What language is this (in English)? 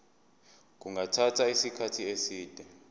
Zulu